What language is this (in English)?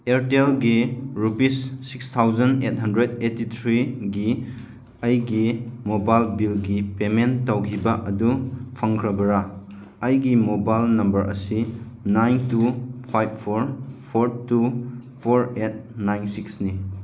Manipuri